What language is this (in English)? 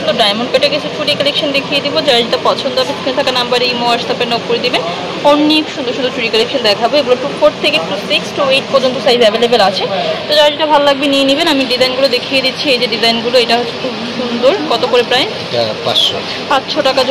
Romanian